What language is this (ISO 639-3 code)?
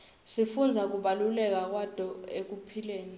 ssw